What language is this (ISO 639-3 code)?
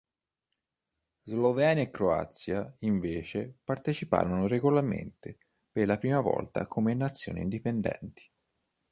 ita